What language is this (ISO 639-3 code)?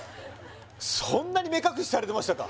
jpn